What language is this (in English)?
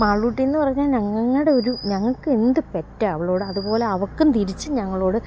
Malayalam